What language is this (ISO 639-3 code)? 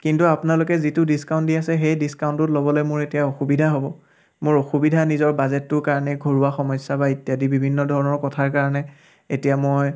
asm